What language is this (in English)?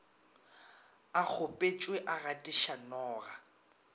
Northern Sotho